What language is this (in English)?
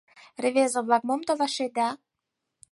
Mari